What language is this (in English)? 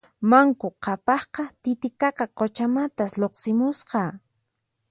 Puno Quechua